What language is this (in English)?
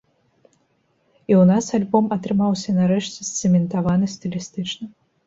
Belarusian